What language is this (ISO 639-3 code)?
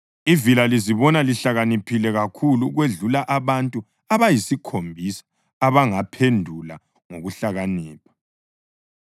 nde